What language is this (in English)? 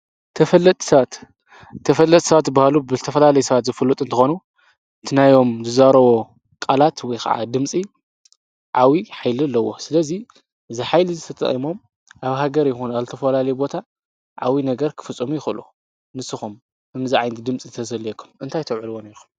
Tigrinya